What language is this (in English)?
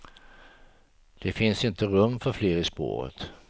Swedish